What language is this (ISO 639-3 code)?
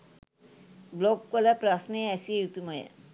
sin